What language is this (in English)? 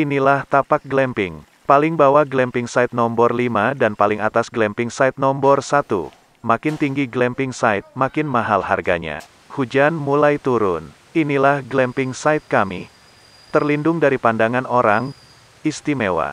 Indonesian